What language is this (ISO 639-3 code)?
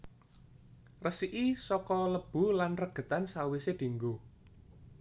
jav